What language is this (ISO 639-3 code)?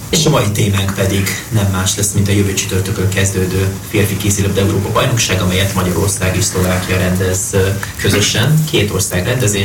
hun